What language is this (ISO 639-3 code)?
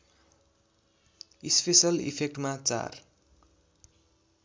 nep